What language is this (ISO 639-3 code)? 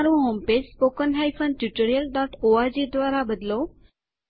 guj